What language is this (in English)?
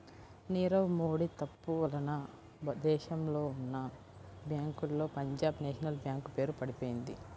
Telugu